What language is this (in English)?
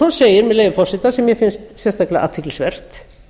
Icelandic